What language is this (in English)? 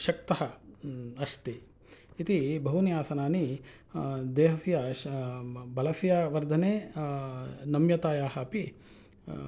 Sanskrit